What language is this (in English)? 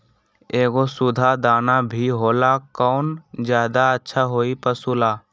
Magahi